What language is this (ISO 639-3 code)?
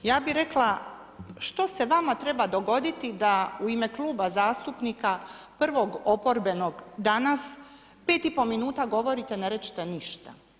hrv